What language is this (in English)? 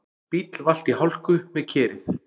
Icelandic